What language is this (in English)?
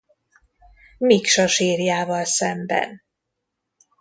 Hungarian